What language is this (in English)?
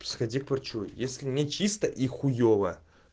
Russian